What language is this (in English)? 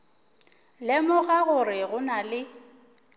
Northern Sotho